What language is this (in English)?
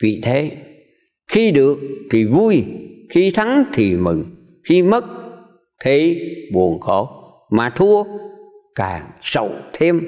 Vietnamese